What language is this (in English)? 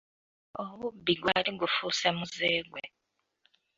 Ganda